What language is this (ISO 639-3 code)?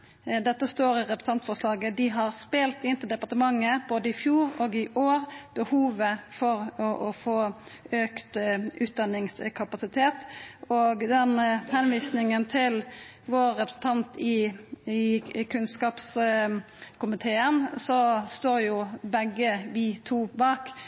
nno